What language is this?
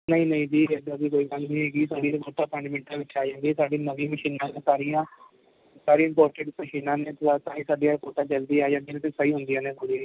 Punjabi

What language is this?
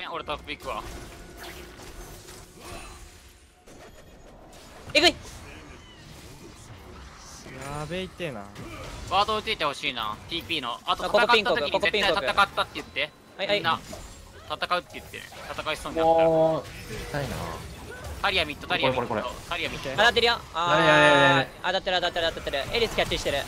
Japanese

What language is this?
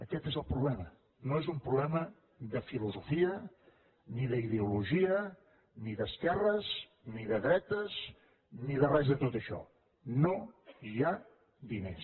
Catalan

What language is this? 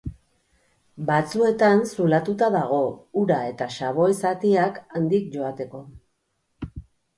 Basque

